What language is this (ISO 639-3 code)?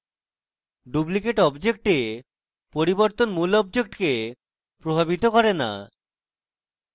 ben